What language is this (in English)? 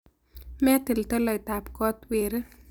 Kalenjin